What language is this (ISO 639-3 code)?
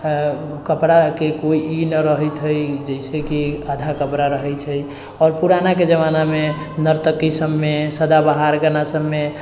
mai